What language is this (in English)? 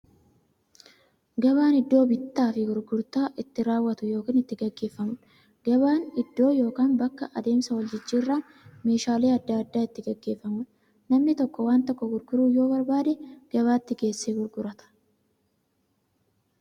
Oromo